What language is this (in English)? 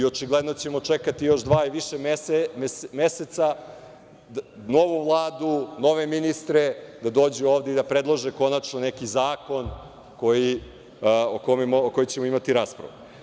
Serbian